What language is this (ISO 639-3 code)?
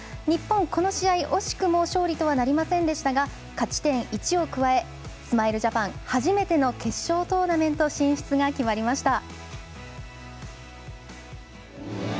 jpn